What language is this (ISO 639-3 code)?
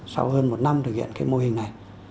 vie